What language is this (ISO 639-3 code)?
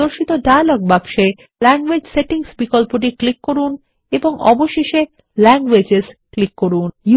ben